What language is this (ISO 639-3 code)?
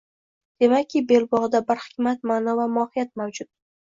uzb